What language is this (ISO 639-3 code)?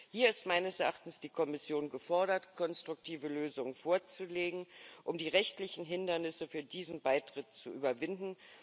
deu